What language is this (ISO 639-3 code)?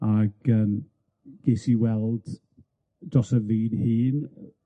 cym